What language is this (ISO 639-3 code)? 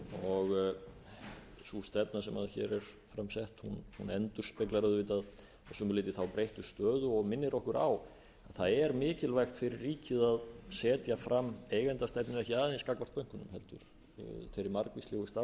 isl